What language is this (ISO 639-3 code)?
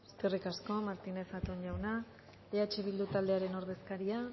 eus